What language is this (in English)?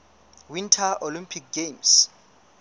Southern Sotho